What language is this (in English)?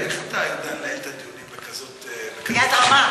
Hebrew